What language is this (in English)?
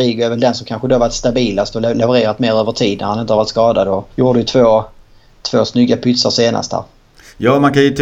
Swedish